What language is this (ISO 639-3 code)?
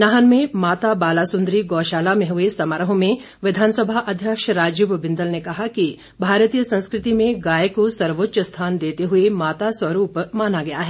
hin